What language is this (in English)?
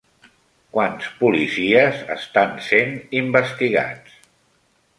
Catalan